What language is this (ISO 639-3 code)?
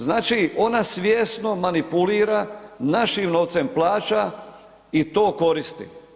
hrv